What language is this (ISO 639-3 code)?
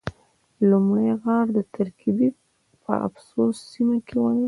pus